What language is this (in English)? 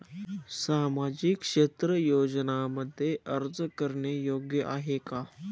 Marathi